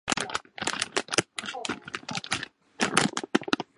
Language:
Chinese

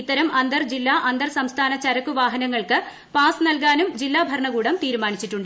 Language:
Malayalam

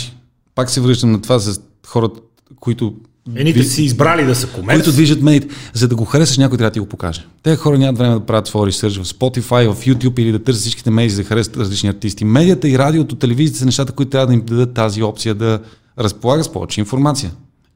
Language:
Bulgarian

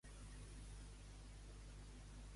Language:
Catalan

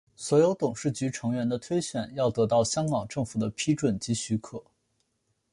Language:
Chinese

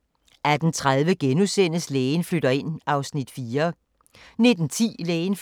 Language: Danish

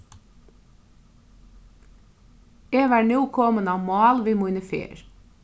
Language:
Faroese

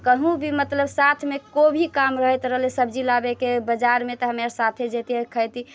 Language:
Maithili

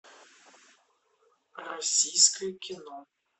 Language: Russian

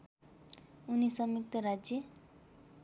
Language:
Nepali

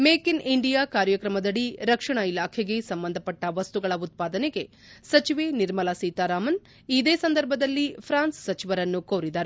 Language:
Kannada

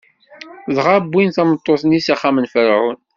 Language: Kabyle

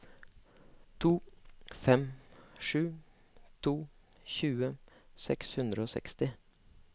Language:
Norwegian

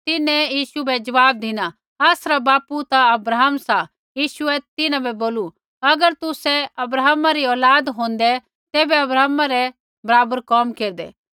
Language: Kullu Pahari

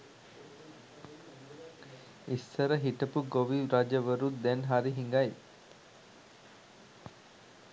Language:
Sinhala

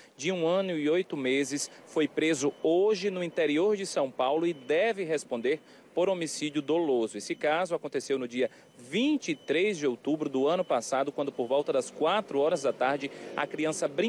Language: Portuguese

